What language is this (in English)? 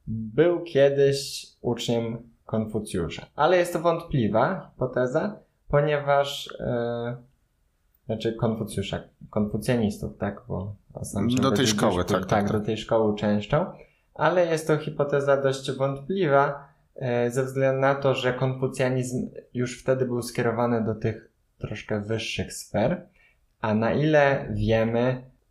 Polish